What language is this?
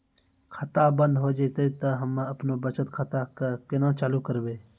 Maithili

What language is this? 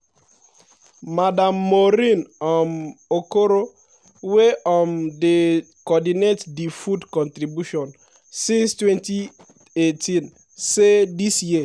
Nigerian Pidgin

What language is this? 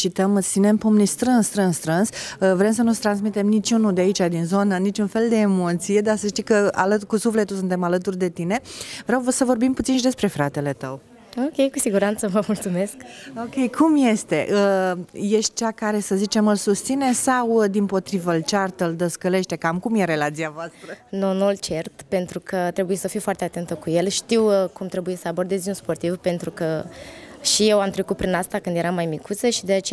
Romanian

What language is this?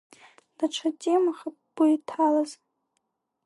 Abkhazian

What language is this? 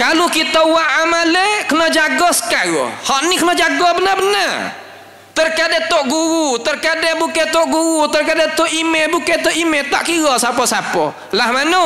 Malay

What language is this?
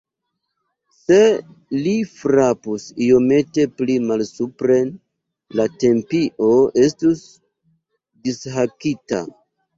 Esperanto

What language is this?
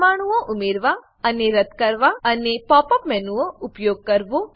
Gujarati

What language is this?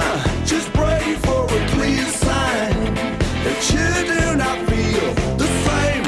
English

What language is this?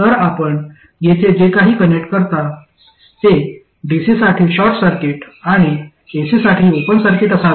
Marathi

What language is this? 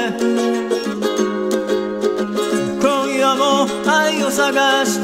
Japanese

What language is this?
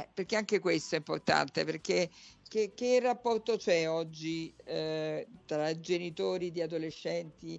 Italian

